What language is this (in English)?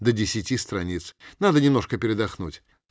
Russian